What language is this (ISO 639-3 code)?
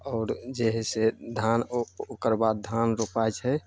mai